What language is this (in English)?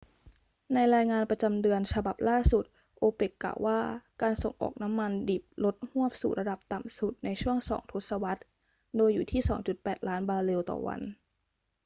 Thai